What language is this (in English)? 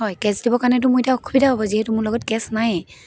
Assamese